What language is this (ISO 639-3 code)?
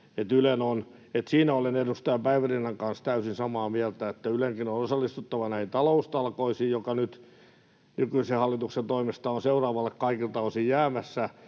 fin